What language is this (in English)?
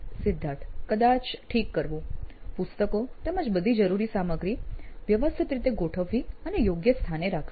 Gujarati